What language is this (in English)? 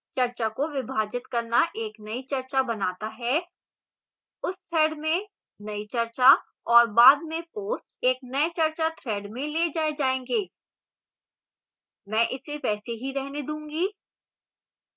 Hindi